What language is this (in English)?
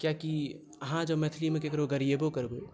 Maithili